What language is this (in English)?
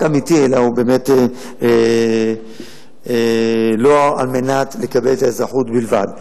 Hebrew